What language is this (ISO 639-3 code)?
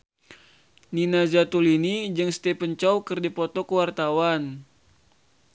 sun